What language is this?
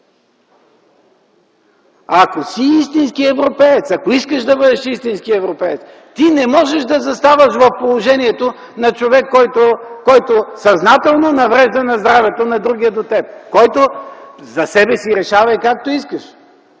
Bulgarian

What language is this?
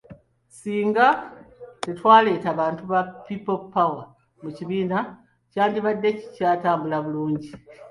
Ganda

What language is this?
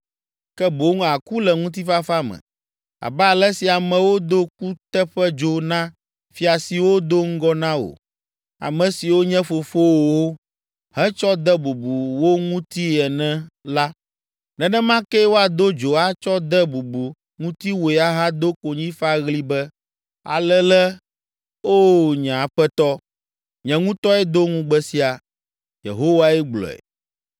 Ewe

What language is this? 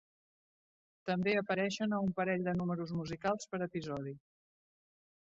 Catalan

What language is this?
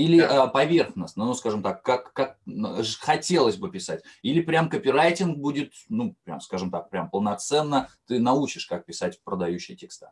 Russian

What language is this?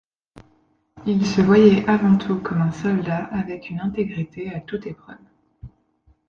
French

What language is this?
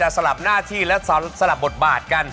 Thai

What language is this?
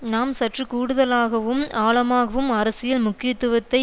Tamil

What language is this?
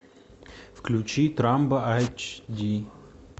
Russian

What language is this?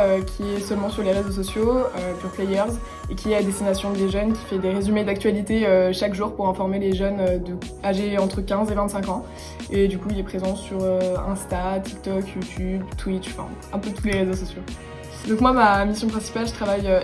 French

